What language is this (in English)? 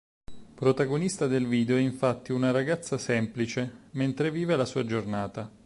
Italian